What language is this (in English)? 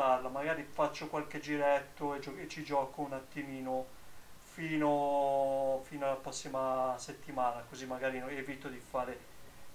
Italian